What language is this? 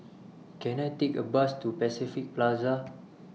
English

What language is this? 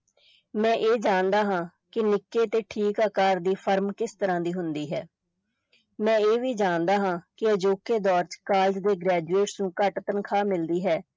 Punjabi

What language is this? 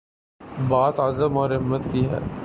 Urdu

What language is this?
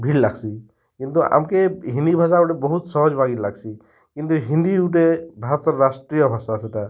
Odia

